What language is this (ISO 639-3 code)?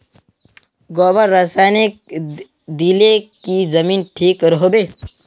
mag